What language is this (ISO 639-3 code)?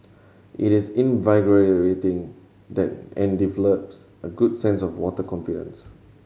eng